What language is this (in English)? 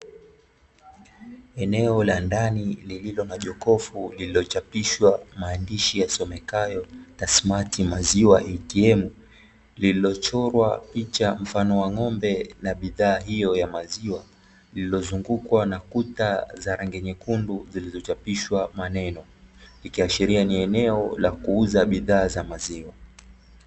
Swahili